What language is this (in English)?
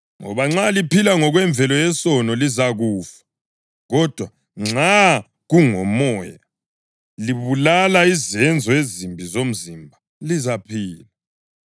North Ndebele